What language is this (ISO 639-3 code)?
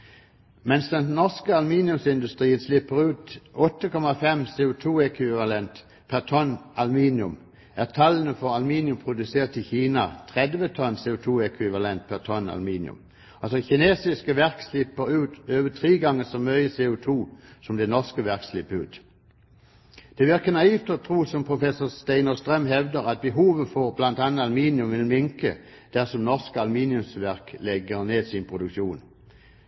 nob